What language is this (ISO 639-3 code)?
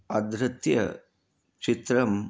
san